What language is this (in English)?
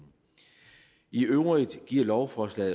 Danish